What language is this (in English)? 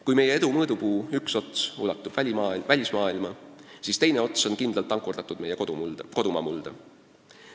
Estonian